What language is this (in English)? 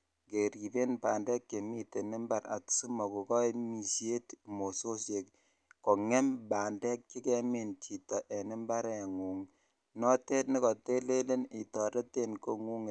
Kalenjin